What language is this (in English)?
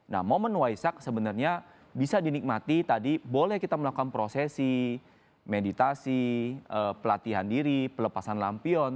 Indonesian